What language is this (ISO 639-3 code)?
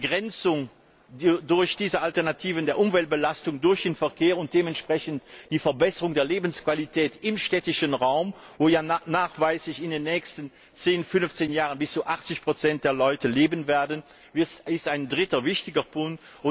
deu